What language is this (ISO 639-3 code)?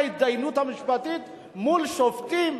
heb